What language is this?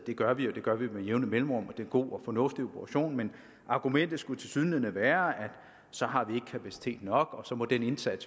Danish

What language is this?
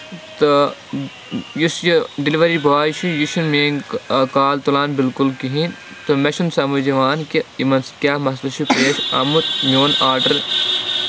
Kashmiri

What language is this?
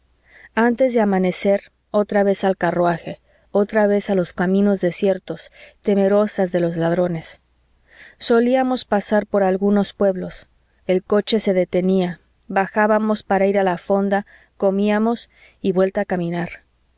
Spanish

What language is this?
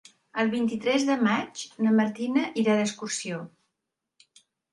Catalan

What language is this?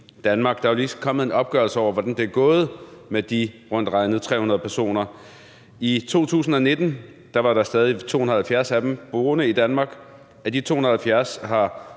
Danish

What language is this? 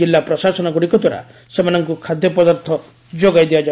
Odia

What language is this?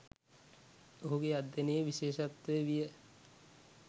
Sinhala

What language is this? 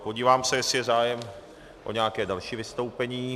Czech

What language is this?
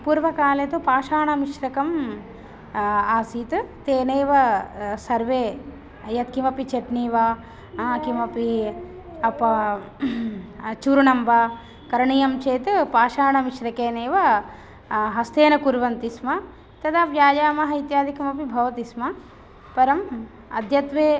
Sanskrit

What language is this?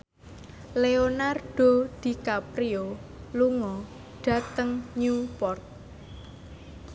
Javanese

